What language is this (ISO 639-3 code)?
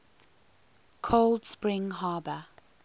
eng